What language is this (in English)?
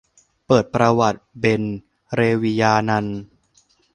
Thai